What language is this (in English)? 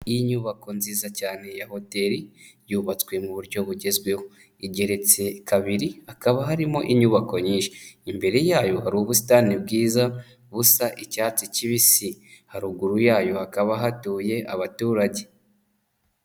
Kinyarwanda